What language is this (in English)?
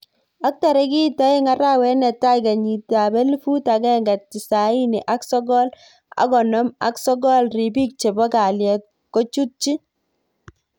Kalenjin